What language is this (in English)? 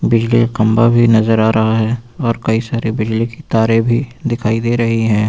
Hindi